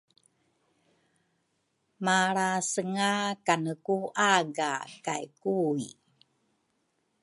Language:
Rukai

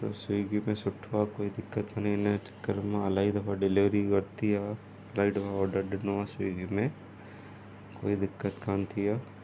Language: Sindhi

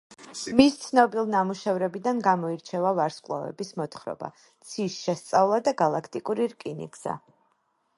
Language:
Georgian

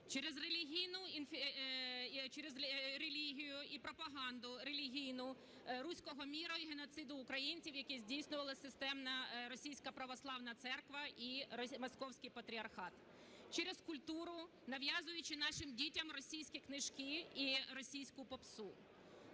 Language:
Ukrainian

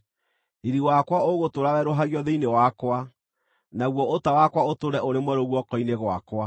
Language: Kikuyu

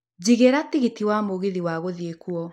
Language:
Kikuyu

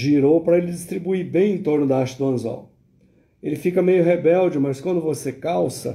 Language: Portuguese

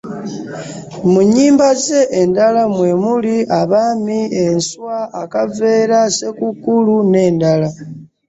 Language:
Ganda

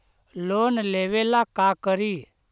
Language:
Magahi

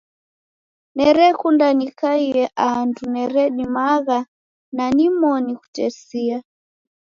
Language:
Taita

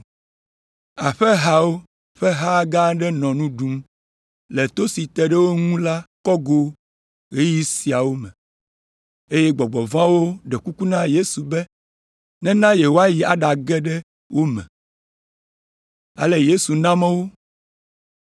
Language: Ewe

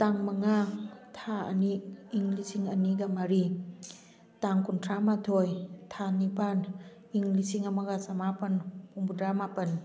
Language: Manipuri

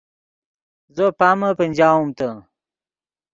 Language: Yidgha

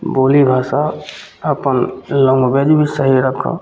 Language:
Maithili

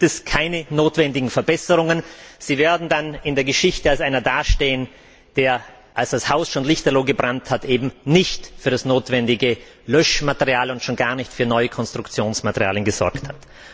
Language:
German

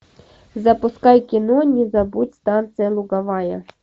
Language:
Russian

